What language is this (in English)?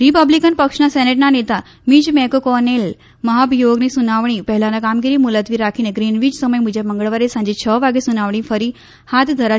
Gujarati